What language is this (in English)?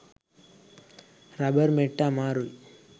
Sinhala